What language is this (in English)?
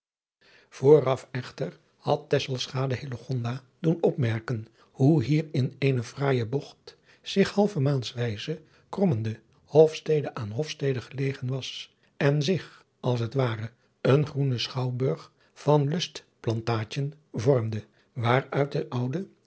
Dutch